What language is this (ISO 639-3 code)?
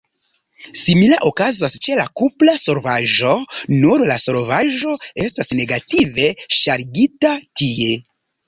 epo